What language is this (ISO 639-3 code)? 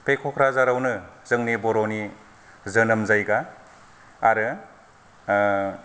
brx